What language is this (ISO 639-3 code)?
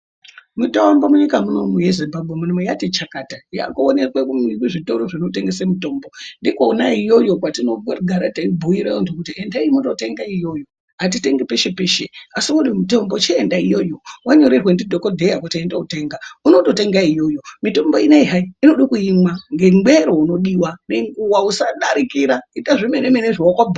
ndc